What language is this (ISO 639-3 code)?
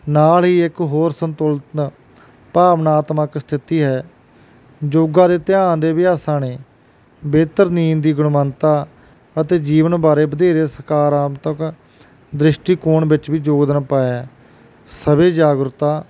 pan